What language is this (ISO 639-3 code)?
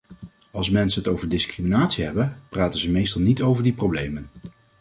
nld